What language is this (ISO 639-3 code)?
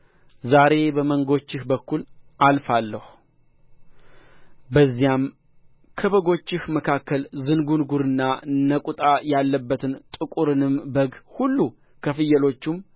amh